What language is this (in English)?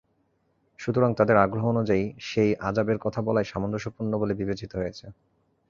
Bangla